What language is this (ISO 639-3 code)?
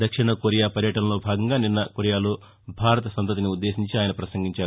tel